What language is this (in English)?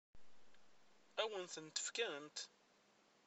Kabyle